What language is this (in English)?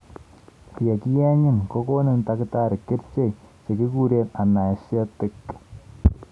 Kalenjin